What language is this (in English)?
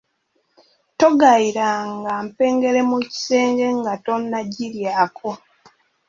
Ganda